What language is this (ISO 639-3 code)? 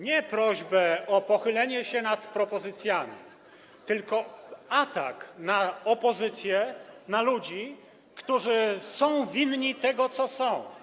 pol